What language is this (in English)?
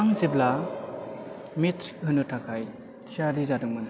Bodo